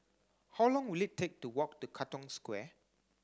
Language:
English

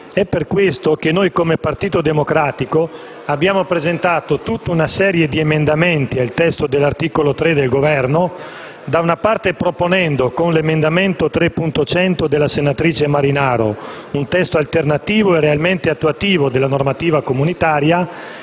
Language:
Italian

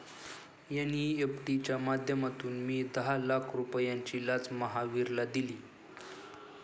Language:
Marathi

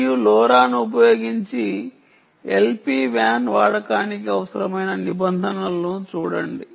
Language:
Telugu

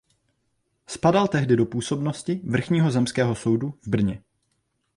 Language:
Czech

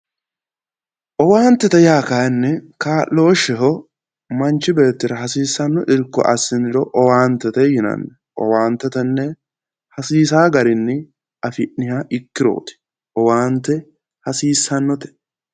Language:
Sidamo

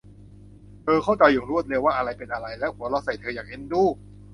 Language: Thai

